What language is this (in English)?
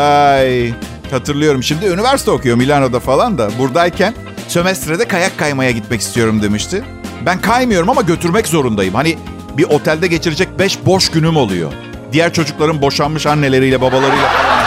Turkish